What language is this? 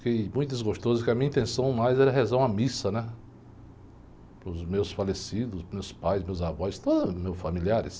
Portuguese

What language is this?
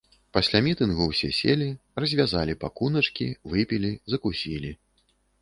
Belarusian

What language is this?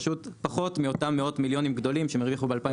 Hebrew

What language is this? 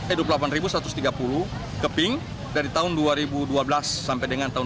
Indonesian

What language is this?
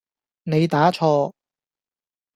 Cantonese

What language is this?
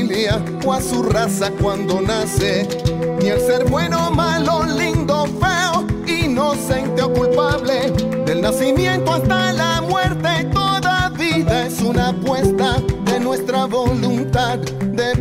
Spanish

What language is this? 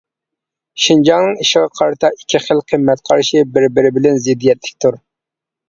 Uyghur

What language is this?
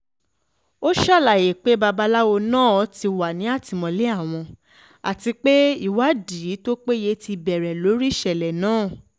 Yoruba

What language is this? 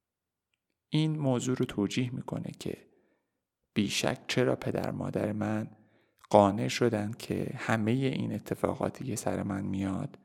Persian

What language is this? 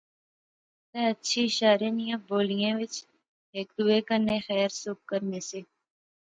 Pahari-Potwari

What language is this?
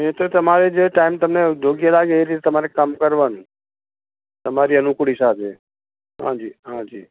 Gujarati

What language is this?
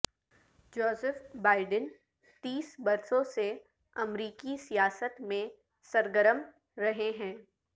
Urdu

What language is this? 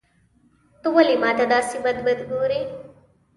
Pashto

